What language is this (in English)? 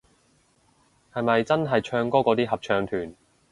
Cantonese